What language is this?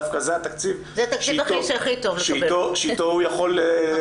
Hebrew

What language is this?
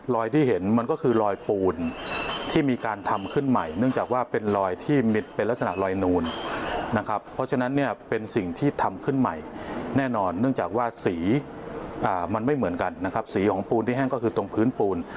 Thai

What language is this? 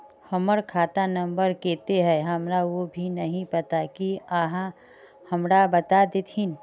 Magahi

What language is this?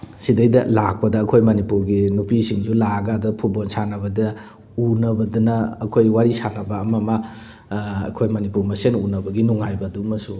Manipuri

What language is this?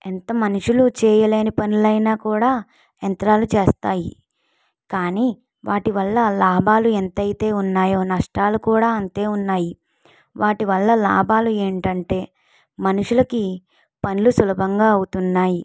Telugu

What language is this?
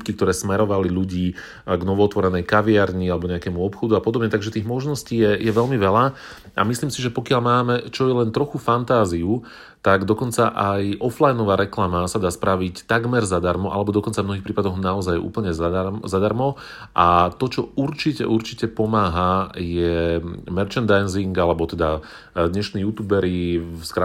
Slovak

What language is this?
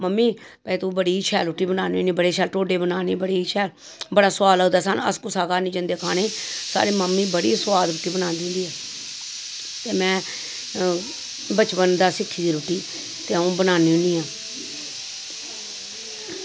Dogri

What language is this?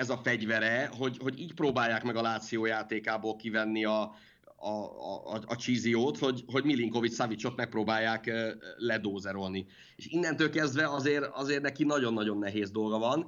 Hungarian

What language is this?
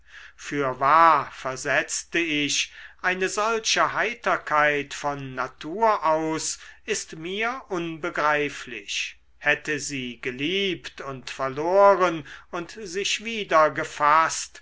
German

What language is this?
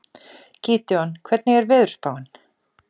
Icelandic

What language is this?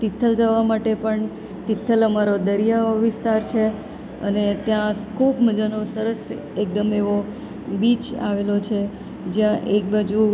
Gujarati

